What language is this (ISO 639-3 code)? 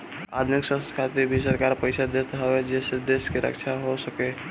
bho